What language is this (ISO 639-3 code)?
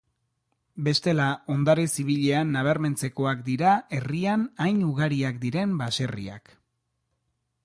eus